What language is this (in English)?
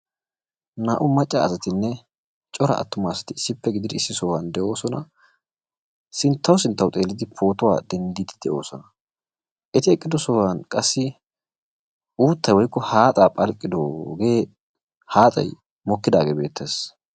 Wolaytta